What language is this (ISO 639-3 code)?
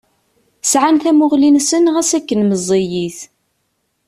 kab